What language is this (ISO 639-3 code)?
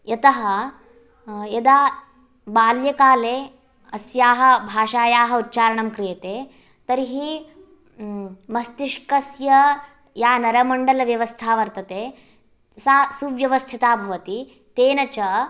san